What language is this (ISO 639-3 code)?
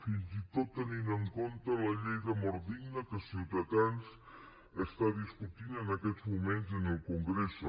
cat